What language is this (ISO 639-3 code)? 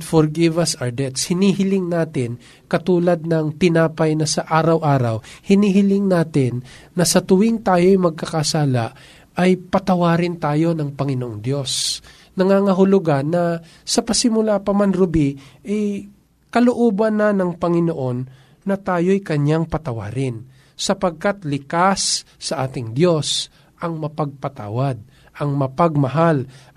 fil